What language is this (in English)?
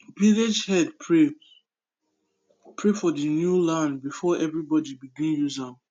Nigerian Pidgin